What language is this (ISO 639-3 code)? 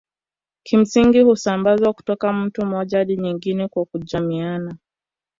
swa